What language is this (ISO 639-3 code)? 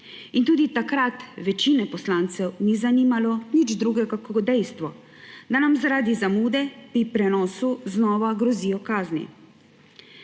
slv